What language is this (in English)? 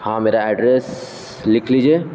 Urdu